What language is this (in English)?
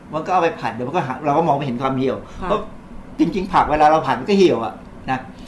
Thai